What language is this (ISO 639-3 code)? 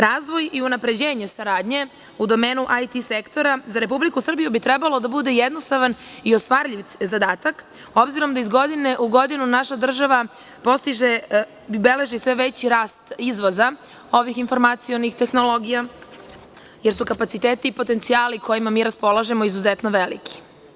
srp